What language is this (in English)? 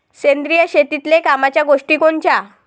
Marathi